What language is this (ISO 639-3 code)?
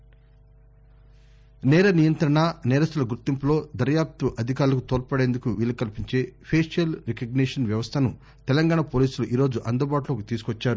tel